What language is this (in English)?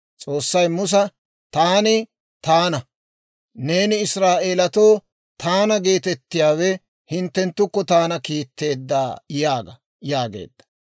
Dawro